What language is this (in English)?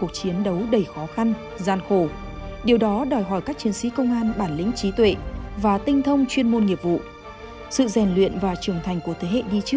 Vietnamese